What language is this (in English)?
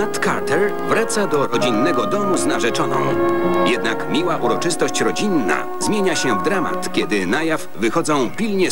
Polish